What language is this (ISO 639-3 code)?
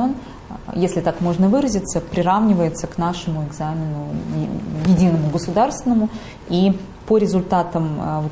rus